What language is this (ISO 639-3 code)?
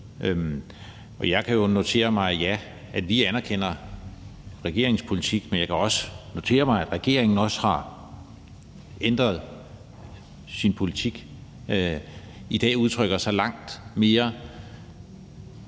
dan